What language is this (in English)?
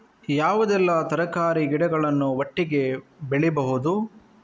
Kannada